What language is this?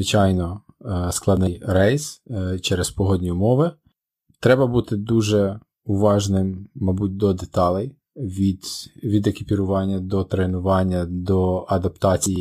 Ukrainian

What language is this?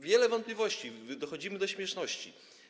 Polish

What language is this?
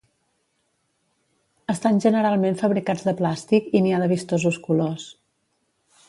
Catalan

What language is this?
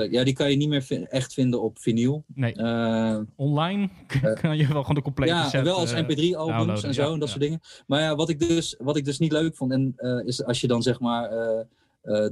Dutch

